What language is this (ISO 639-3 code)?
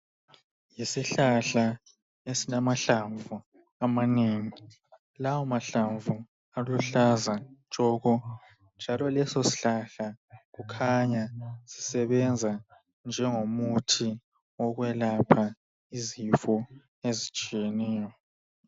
nde